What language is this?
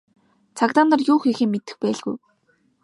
Mongolian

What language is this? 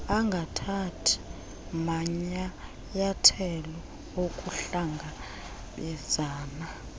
Xhosa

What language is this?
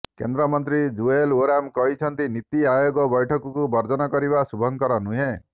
Odia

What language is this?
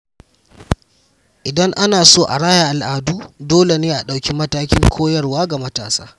Hausa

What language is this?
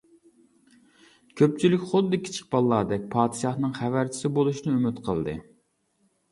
Uyghur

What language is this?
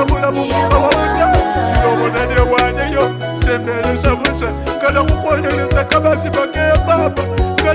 French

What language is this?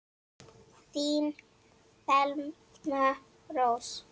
Icelandic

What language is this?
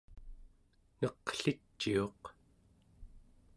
Central Yupik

